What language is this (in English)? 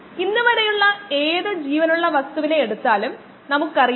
Malayalam